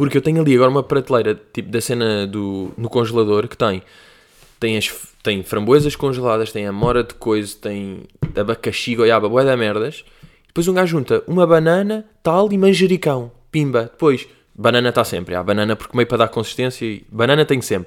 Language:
Portuguese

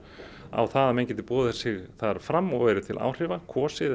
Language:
Icelandic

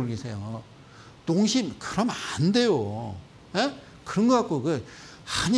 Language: Korean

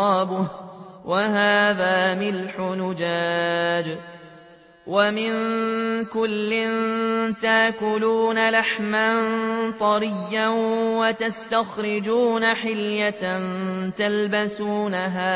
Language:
Arabic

